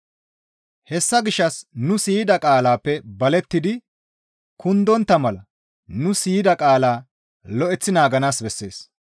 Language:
Gamo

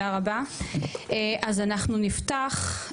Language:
Hebrew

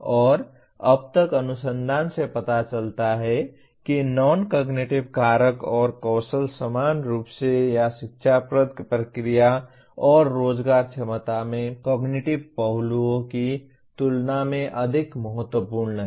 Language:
Hindi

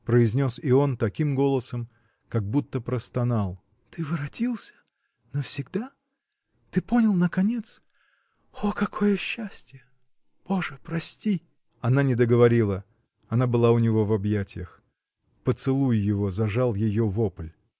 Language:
Russian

